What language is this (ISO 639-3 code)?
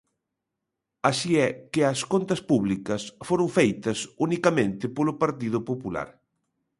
glg